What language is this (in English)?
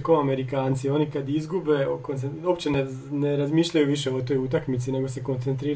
Croatian